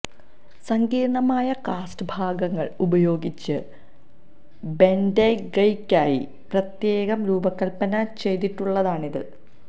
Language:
Malayalam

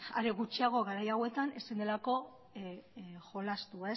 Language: Basque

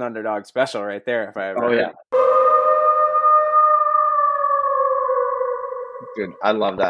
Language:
English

